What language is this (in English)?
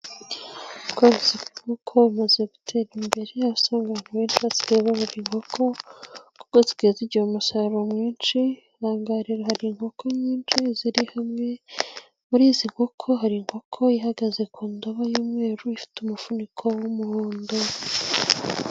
Kinyarwanda